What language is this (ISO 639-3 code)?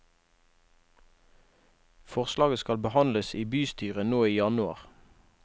nor